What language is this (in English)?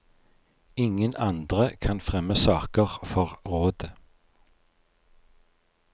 Norwegian